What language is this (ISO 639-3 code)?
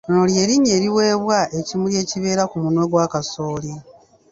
lug